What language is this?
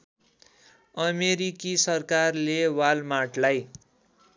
Nepali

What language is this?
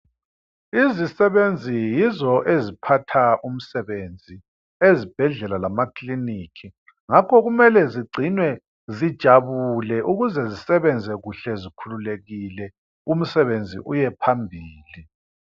North Ndebele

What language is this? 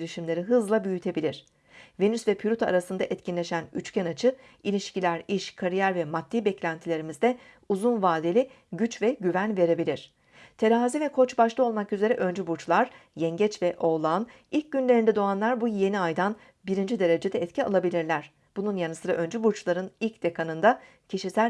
Turkish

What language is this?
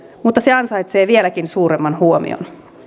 Finnish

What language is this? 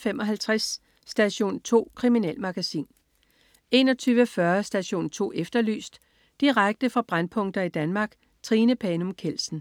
Danish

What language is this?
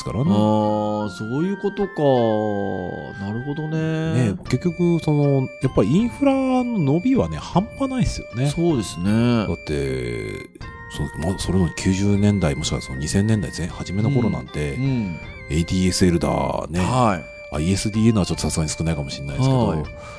Japanese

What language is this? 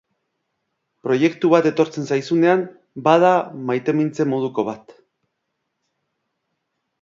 Basque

